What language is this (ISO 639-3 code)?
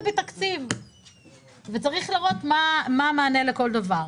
heb